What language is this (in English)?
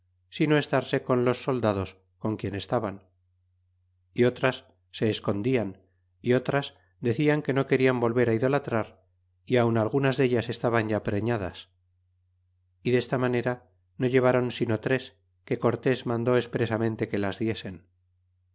Spanish